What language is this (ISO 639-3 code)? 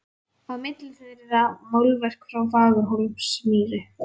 isl